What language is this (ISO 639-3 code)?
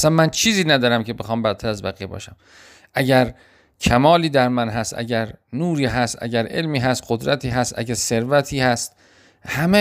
fas